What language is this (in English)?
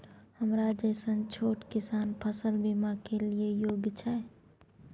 Maithili